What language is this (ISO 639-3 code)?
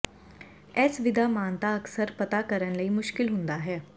pan